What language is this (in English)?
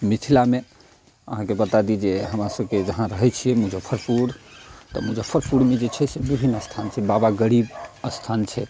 Maithili